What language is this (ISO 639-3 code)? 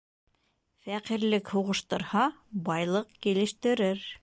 bak